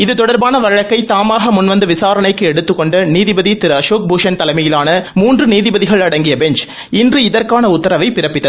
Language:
Tamil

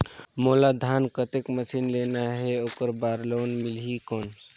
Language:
Chhattisgarhi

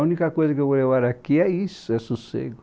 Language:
Portuguese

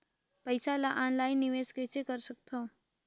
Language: Chhattisgarhi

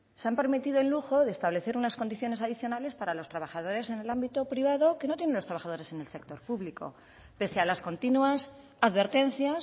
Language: Spanish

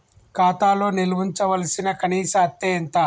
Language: Telugu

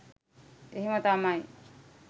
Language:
Sinhala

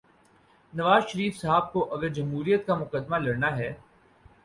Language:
Urdu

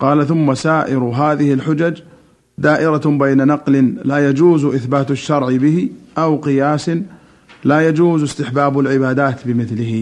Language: Arabic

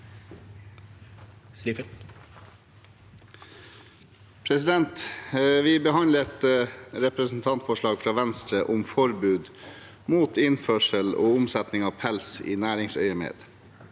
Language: Norwegian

